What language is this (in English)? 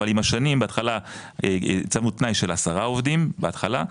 Hebrew